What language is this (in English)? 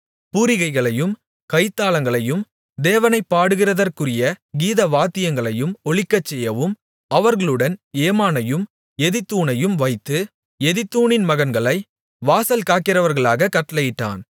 Tamil